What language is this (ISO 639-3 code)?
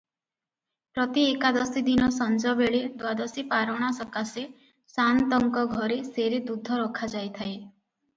ori